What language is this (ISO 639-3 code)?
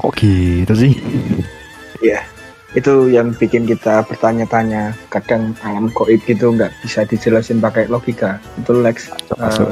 ind